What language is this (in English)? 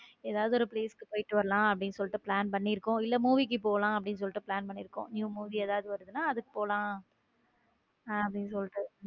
Tamil